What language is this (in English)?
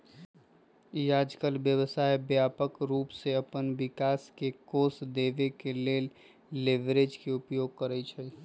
Magahi